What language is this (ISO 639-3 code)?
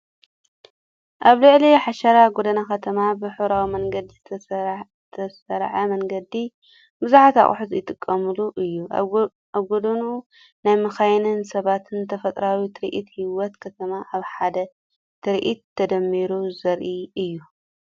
tir